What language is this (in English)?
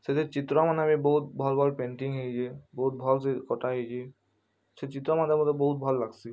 Odia